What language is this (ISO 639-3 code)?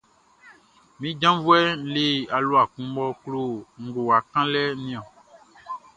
bci